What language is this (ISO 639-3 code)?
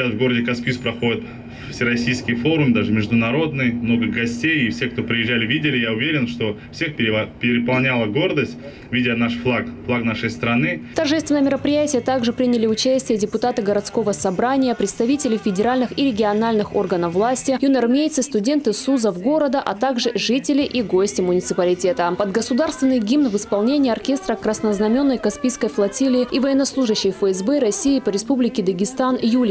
rus